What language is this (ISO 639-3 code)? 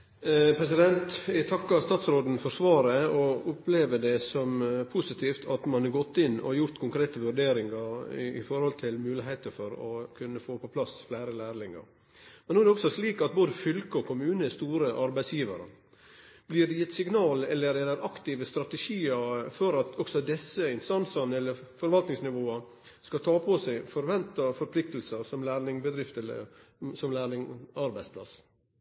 nor